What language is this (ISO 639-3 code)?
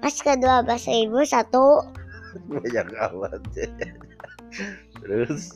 ind